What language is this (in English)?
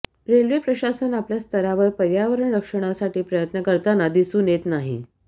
Marathi